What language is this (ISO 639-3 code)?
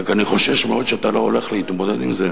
heb